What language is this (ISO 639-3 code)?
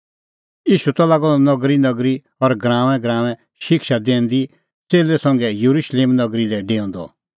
kfx